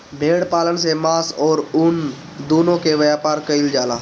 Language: Bhojpuri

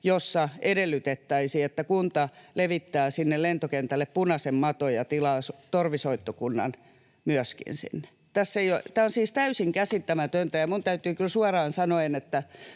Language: Finnish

